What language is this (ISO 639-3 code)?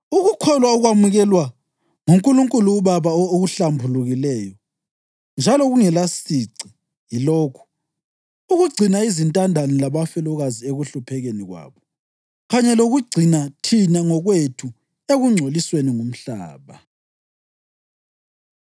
nde